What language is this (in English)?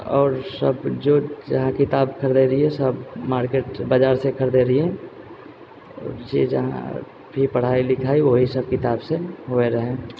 Maithili